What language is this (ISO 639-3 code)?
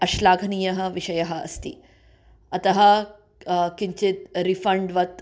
san